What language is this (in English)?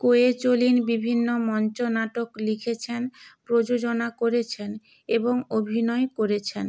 Bangla